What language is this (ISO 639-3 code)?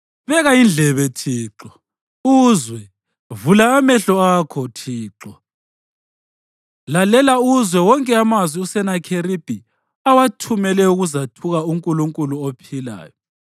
nde